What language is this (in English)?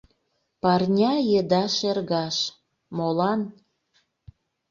Mari